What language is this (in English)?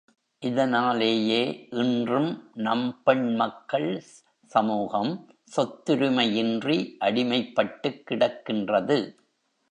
Tamil